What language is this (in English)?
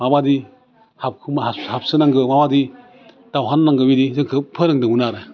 Bodo